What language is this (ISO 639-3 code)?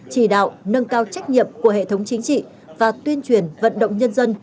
vie